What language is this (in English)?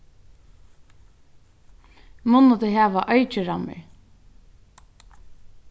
Faroese